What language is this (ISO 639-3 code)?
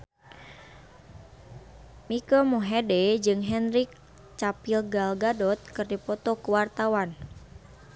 sun